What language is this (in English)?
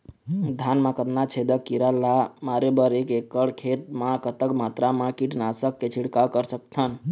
Chhattisgarhi